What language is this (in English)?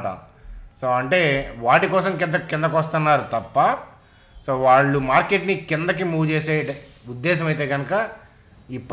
Telugu